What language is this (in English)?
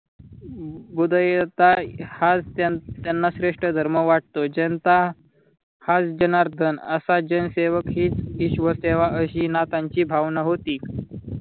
Marathi